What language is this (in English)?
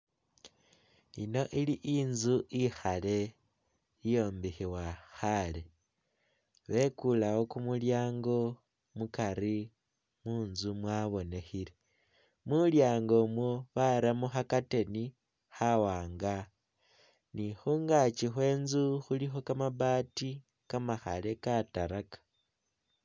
Masaaba